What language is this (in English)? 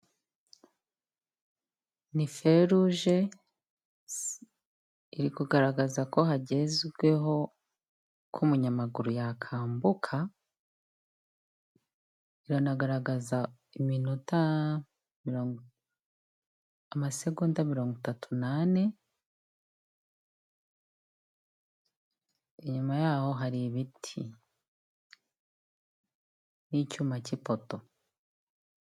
Kinyarwanda